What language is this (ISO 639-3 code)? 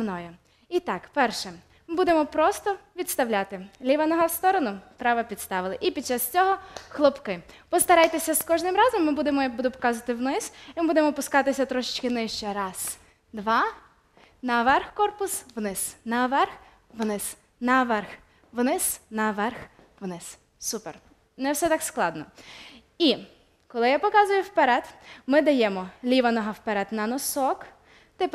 ukr